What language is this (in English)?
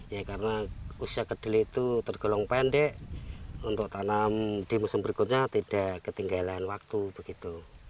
Indonesian